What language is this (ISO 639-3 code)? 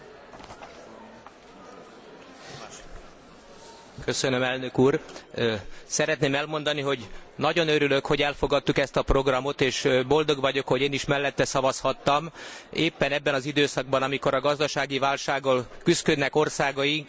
hun